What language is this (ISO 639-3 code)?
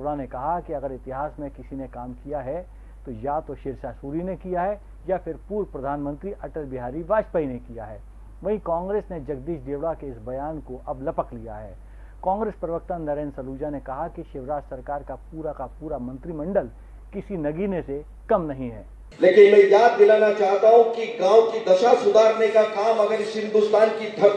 hin